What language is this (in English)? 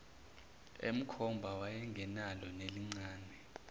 Zulu